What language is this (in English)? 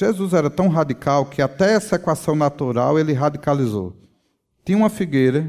Portuguese